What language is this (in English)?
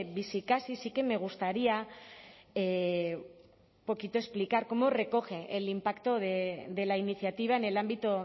Spanish